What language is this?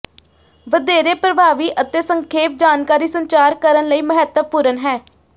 Punjabi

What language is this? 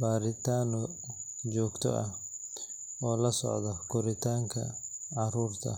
Somali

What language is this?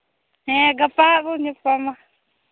Santali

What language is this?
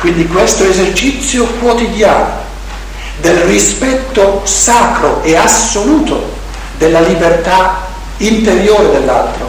Italian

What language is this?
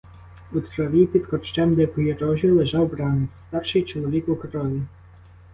Ukrainian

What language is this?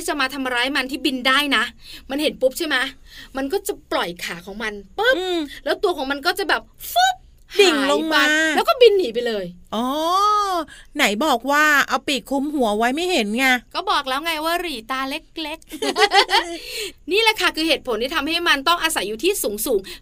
Thai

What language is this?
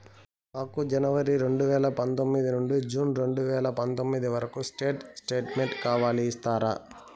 Telugu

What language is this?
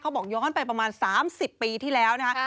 Thai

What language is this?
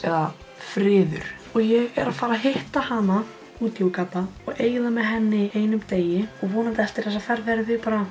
Icelandic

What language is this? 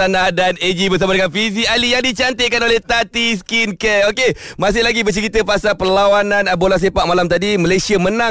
Malay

